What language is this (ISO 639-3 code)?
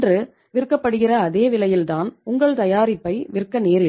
tam